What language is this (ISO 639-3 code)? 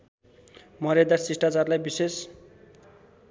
nep